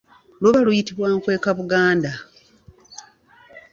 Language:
Ganda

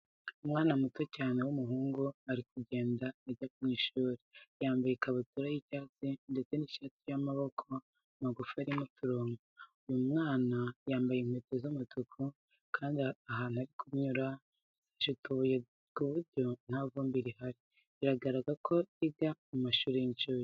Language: Kinyarwanda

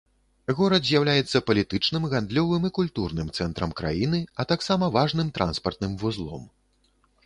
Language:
Belarusian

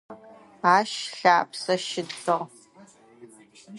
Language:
Adyghe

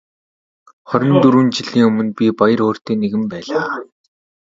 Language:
Mongolian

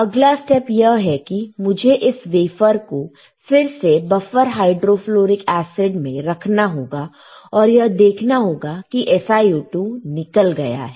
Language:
Hindi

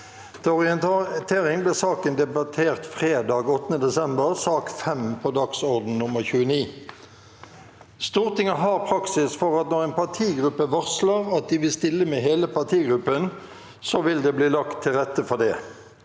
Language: Norwegian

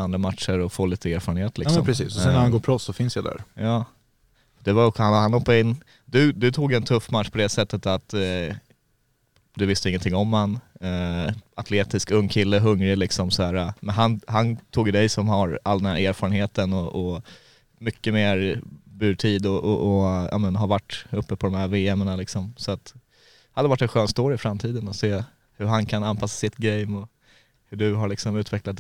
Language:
Swedish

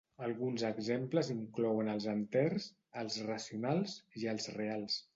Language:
Catalan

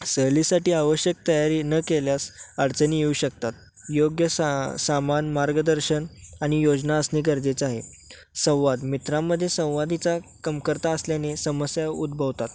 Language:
Marathi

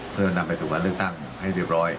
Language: Thai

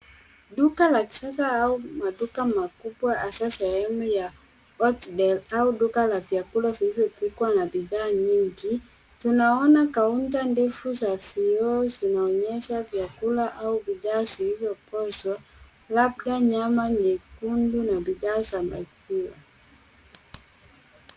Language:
Swahili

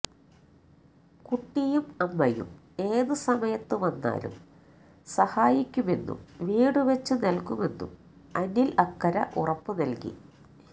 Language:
Malayalam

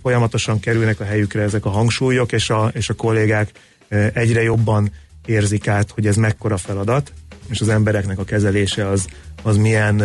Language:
Hungarian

